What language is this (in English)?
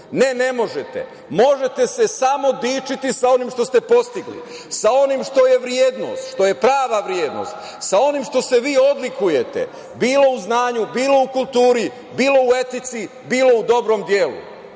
Serbian